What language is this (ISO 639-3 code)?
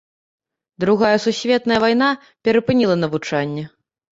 bel